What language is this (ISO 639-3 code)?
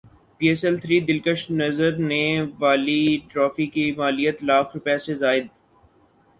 urd